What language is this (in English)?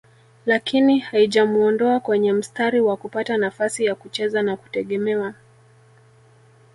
Swahili